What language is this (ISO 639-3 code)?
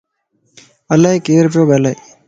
lss